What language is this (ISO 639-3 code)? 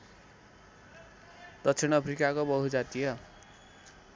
nep